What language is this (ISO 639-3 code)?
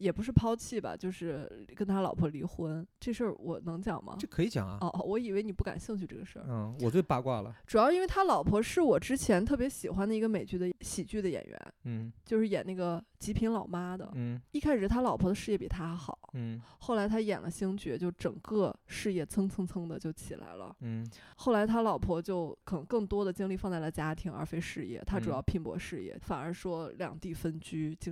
zho